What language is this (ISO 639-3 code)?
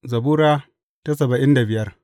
hau